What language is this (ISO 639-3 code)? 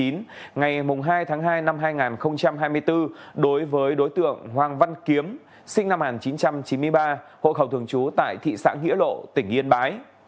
vie